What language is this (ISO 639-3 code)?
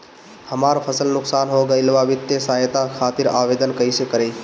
bho